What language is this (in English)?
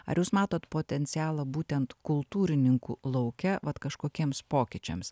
Lithuanian